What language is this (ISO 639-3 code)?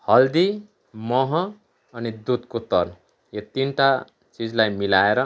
nep